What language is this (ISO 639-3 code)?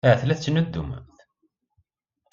kab